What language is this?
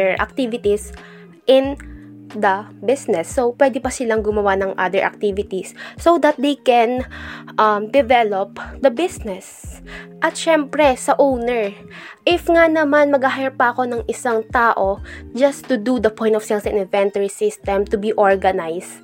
Filipino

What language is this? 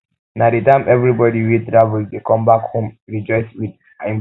Nigerian Pidgin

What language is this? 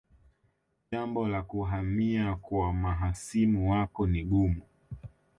Swahili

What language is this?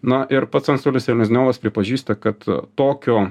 Lithuanian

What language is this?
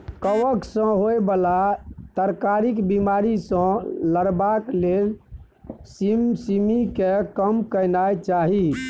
Maithili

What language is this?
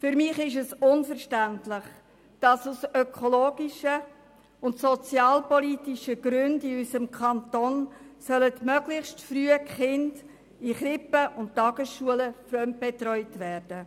Swiss German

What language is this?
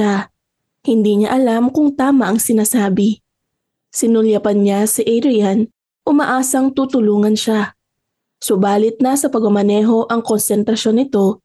Filipino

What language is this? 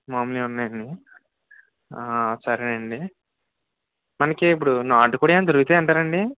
Telugu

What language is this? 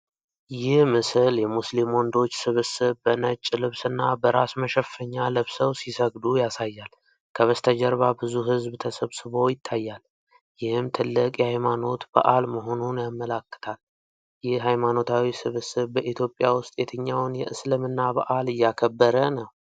Amharic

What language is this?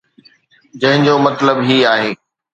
Sindhi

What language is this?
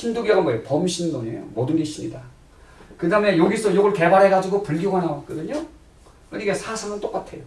Korean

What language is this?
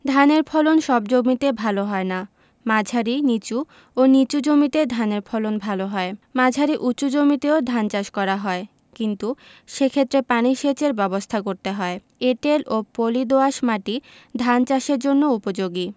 Bangla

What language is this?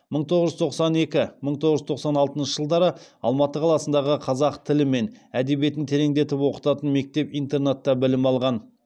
Kazakh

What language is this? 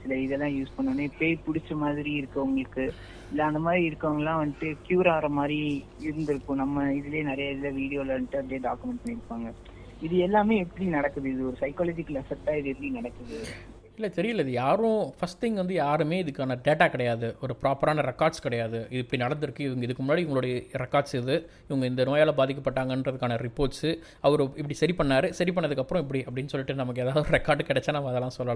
Tamil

